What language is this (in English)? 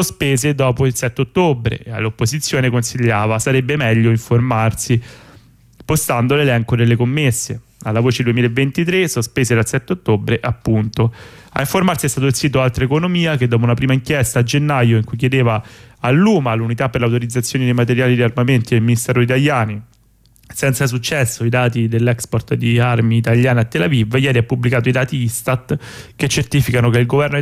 Italian